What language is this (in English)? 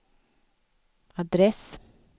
Swedish